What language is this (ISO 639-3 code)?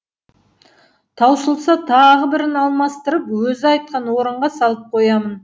kaz